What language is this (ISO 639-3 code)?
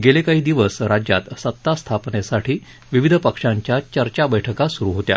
mar